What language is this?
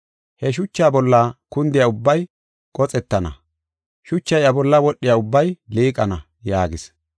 Gofa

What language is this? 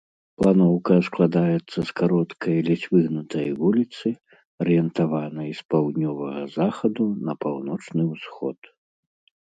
Belarusian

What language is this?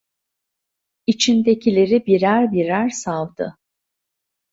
Turkish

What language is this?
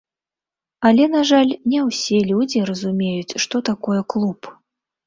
Belarusian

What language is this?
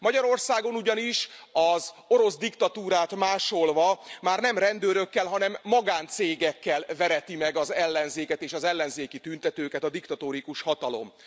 Hungarian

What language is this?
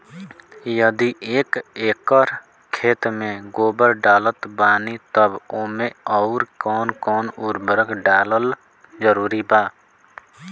Bhojpuri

